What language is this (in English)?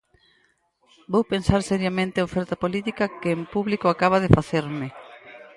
Galician